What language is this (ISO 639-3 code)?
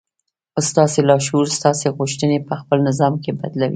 pus